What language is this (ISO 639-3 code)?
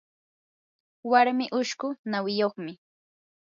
qur